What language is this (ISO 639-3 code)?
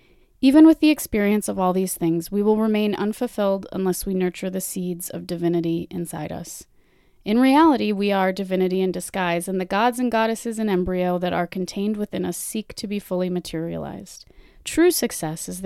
eng